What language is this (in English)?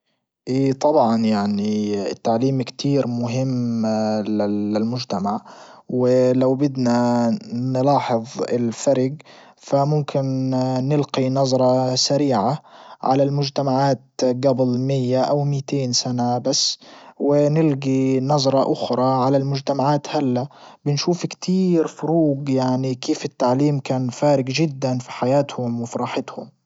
Libyan Arabic